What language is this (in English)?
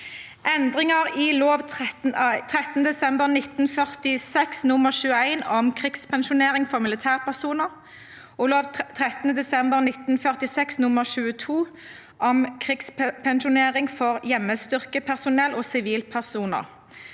Norwegian